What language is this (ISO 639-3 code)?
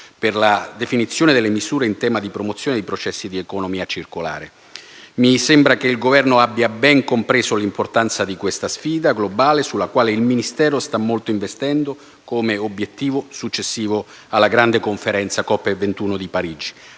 ita